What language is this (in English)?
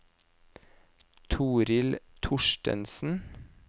Norwegian